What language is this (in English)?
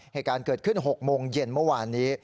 Thai